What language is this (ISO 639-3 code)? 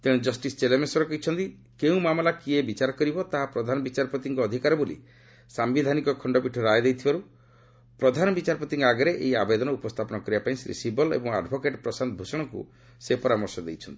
ori